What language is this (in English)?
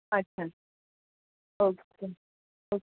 Marathi